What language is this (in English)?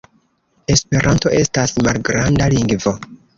Esperanto